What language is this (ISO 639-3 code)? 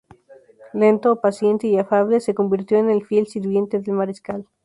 spa